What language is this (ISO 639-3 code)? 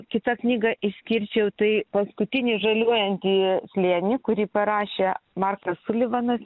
lit